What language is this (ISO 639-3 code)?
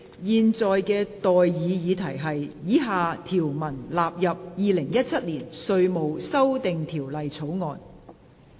yue